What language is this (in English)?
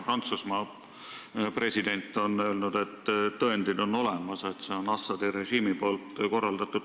Estonian